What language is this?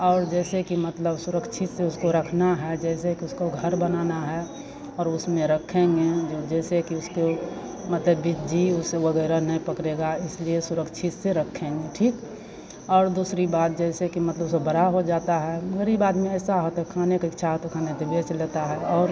Hindi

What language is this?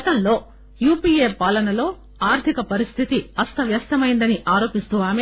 Telugu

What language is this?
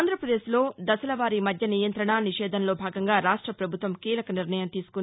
Telugu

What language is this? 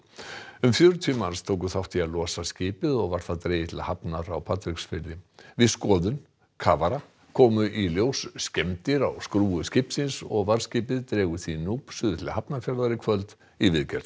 Icelandic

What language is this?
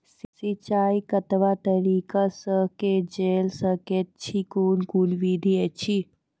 Maithili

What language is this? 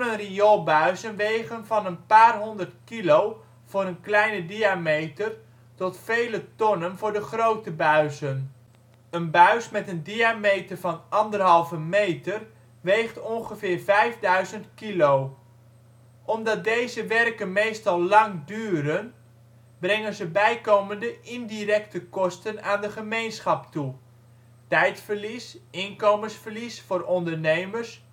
Dutch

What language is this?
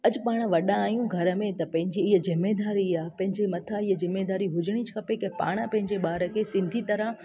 Sindhi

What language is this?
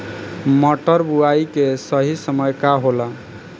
Bhojpuri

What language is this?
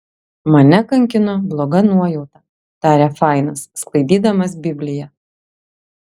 Lithuanian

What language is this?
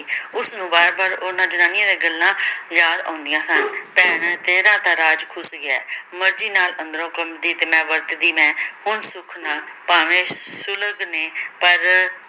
Punjabi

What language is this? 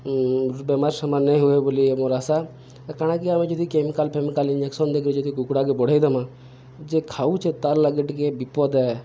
Odia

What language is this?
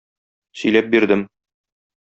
Tatar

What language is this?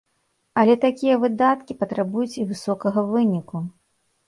Belarusian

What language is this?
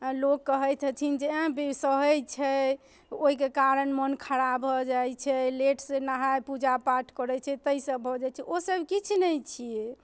Maithili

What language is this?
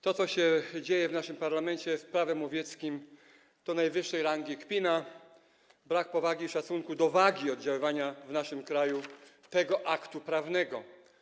Polish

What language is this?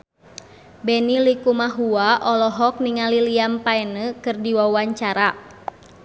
Sundanese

